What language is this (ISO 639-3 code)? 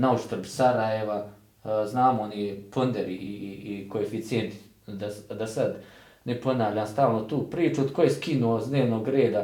hrv